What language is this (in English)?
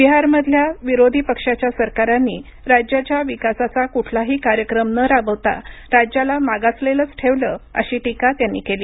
Marathi